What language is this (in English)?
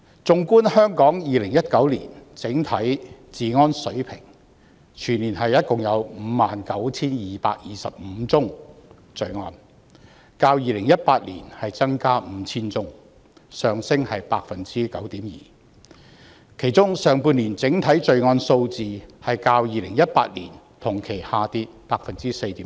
Cantonese